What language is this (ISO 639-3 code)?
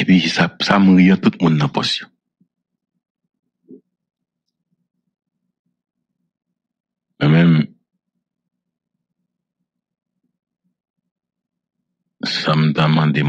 fra